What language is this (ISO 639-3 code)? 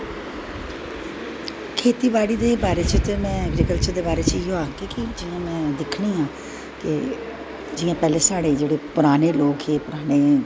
doi